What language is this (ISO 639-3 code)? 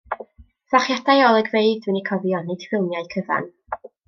cym